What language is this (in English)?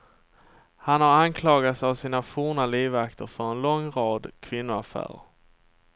Swedish